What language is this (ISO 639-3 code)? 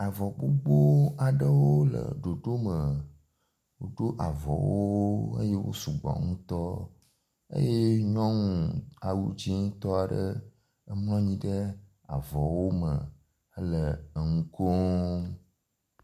ewe